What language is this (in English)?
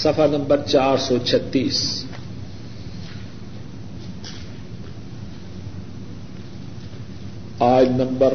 Urdu